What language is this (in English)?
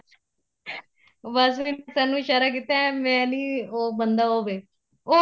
Punjabi